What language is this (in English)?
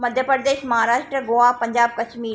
Sindhi